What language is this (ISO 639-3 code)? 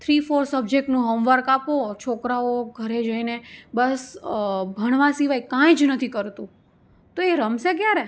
guj